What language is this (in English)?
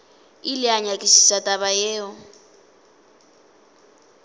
Northern Sotho